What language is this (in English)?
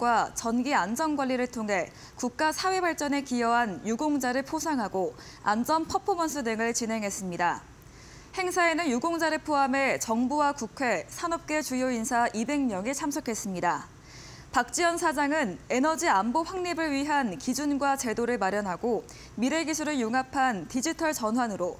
Korean